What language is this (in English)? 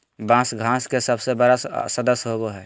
Magahi